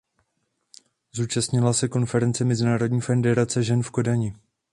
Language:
Czech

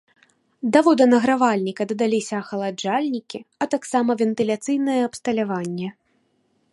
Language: Belarusian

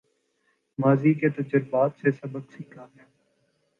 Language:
Urdu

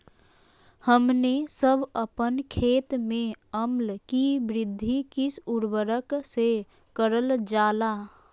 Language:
Magahi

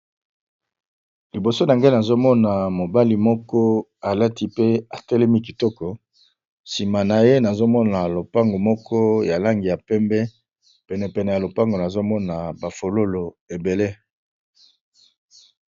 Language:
Lingala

